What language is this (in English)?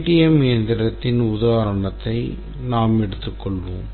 Tamil